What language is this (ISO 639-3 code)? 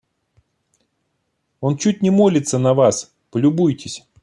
rus